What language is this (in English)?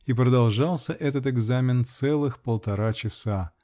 Russian